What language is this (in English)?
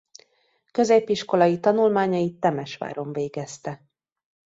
Hungarian